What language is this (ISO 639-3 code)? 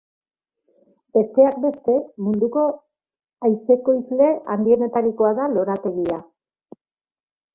eus